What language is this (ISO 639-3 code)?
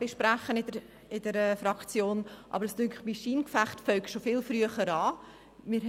gsw